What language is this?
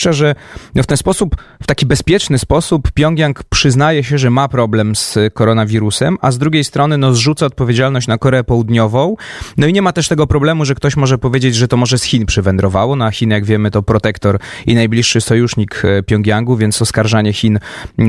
Polish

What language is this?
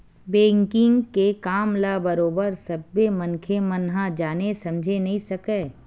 Chhattisgarhi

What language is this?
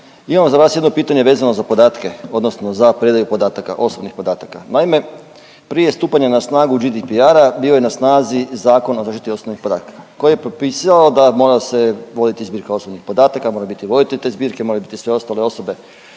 Croatian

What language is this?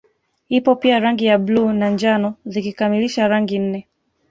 Swahili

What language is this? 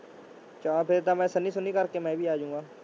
Punjabi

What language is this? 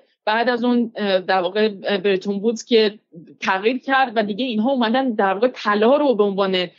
Persian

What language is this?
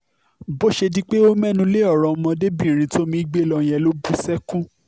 Yoruba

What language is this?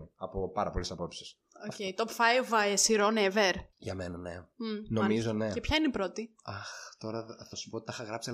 Greek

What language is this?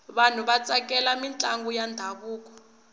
Tsonga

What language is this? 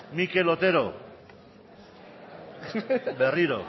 Basque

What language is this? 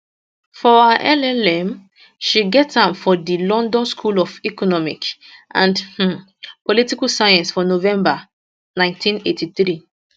Nigerian Pidgin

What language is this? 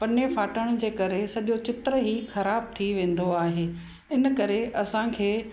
Sindhi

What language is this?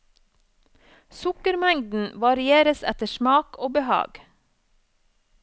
Norwegian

